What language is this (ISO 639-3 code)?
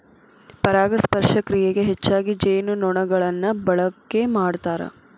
kan